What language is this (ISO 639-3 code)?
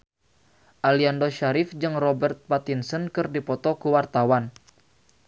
sun